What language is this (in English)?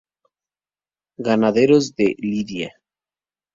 Spanish